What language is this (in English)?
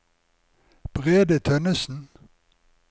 Norwegian